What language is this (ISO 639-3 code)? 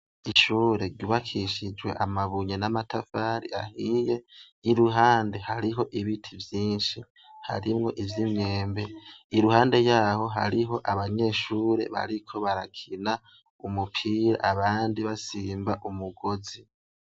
run